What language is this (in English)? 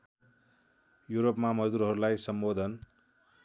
Nepali